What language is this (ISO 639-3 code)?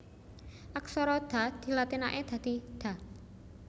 jav